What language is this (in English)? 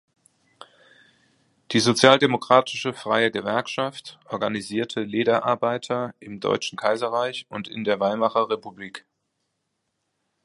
German